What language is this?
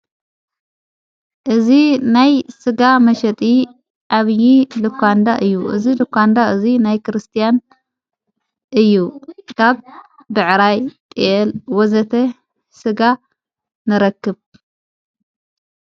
Tigrinya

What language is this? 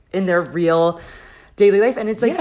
English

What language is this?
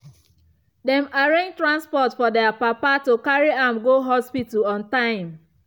Nigerian Pidgin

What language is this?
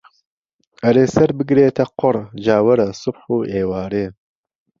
Central Kurdish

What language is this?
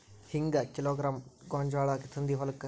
Kannada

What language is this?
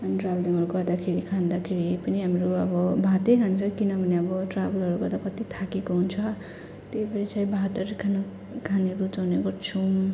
Nepali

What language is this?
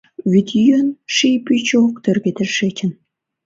Mari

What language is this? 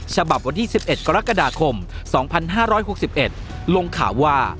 Thai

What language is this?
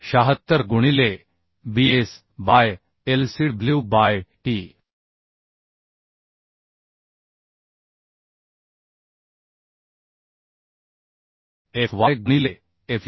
Marathi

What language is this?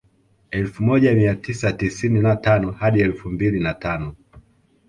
Swahili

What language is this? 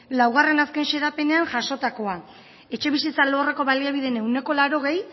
Basque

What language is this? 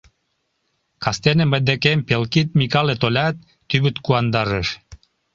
Mari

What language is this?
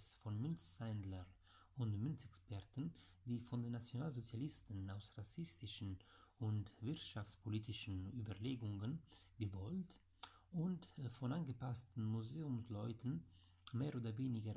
German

